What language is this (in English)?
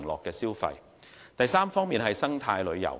Cantonese